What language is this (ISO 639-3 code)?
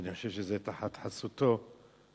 heb